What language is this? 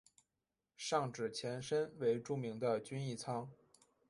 Chinese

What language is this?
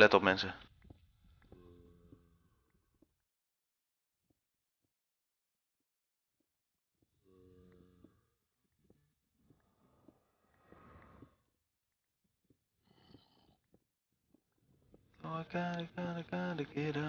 Dutch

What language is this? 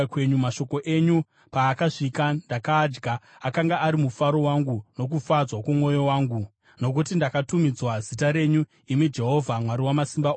Shona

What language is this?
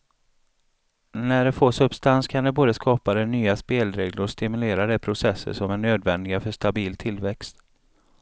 Swedish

